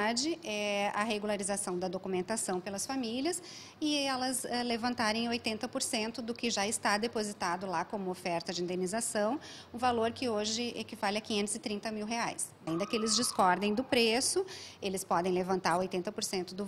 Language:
Portuguese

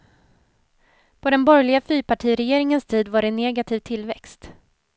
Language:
Swedish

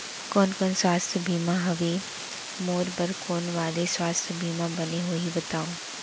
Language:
Chhattisgarhi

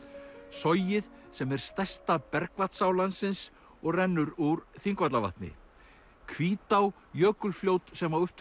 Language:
Icelandic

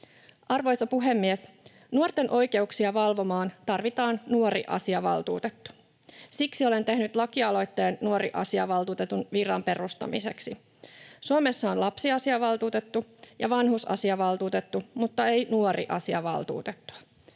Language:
Finnish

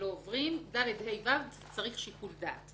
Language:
Hebrew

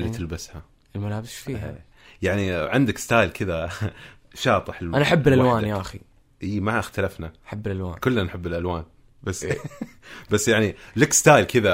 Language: Arabic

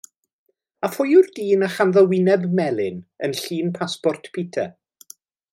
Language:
Welsh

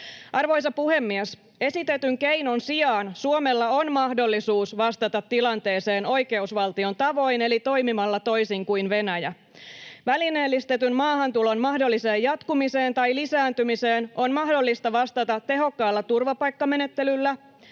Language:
Finnish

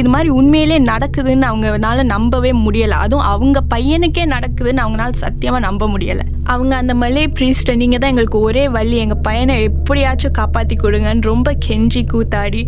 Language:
Tamil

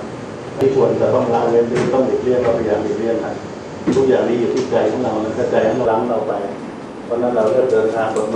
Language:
Thai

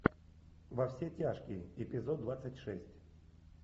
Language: Russian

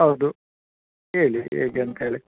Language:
Kannada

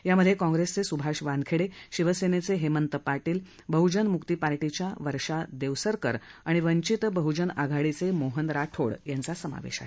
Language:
Marathi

